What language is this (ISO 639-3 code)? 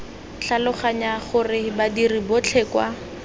tsn